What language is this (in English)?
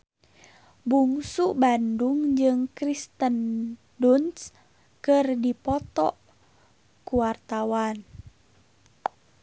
Sundanese